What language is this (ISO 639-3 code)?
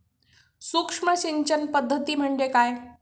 mar